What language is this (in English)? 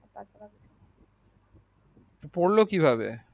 Bangla